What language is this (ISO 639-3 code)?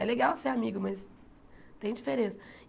por